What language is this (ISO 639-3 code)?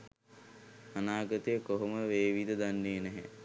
sin